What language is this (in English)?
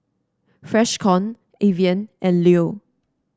English